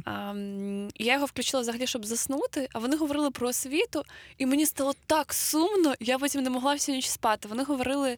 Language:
Ukrainian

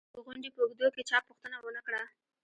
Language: Pashto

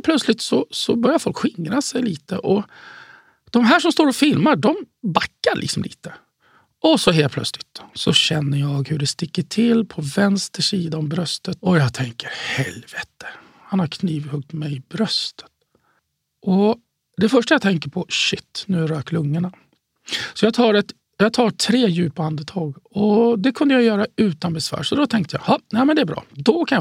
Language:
Swedish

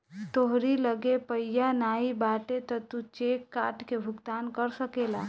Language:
Bhojpuri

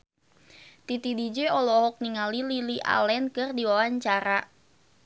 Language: Sundanese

